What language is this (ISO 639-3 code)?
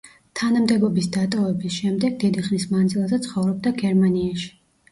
kat